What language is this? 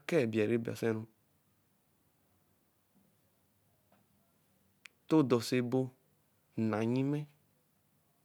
Eleme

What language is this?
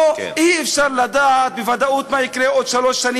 Hebrew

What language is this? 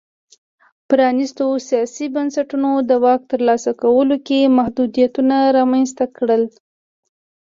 Pashto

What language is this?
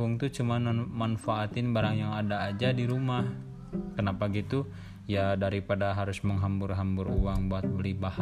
Indonesian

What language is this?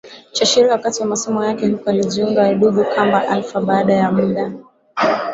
Swahili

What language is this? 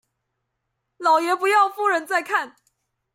Chinese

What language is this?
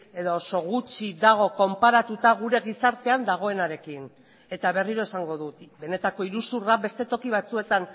Basque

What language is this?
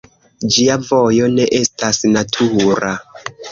Esperanto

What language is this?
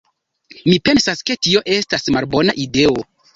Esperanto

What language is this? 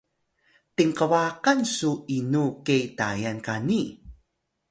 Atayal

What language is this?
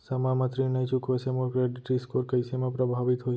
Chhattisgarhi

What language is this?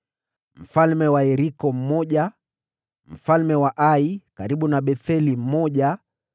Swahili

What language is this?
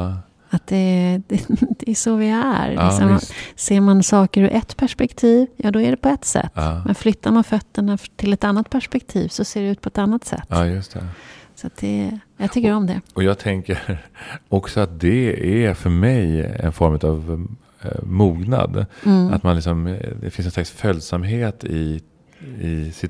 Swedish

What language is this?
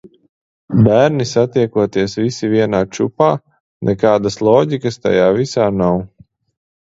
Latvian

